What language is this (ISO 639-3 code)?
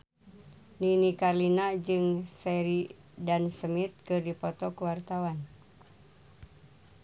sun